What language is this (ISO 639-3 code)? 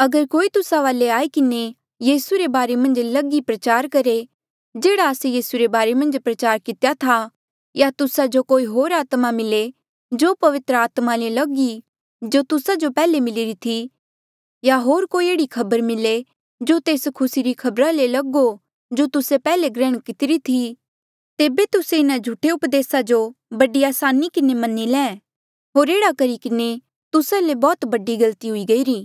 mjl